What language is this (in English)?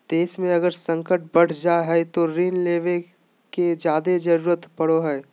Magahi